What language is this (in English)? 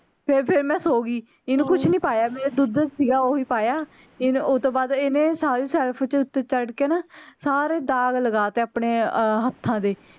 Punjabi